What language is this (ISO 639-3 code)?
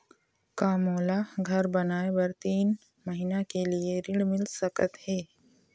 hne